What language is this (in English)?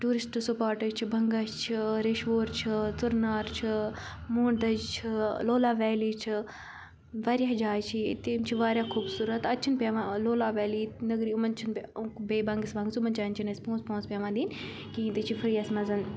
Kashmiri